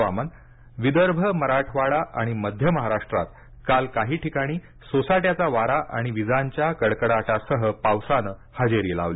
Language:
Marathi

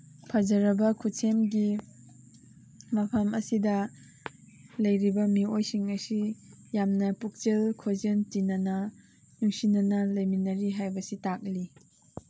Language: Manipuri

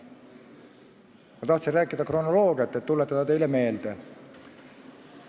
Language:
Estonian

